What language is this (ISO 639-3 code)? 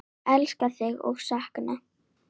isl